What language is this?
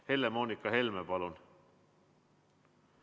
Estonian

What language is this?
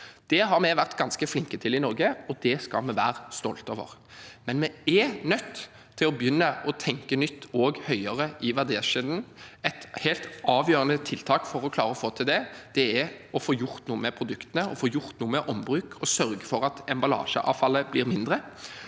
Norwegian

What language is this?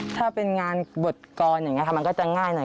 Thai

